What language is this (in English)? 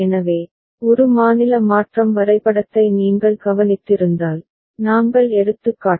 Tamil